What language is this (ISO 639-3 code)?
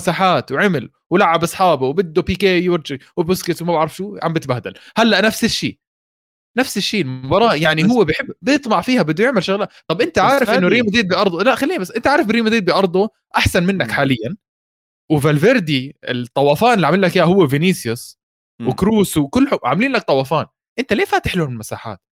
ara